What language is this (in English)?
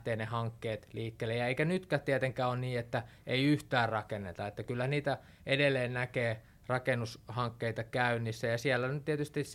Finnish